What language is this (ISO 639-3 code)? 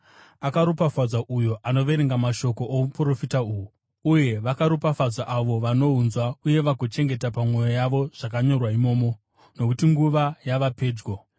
sna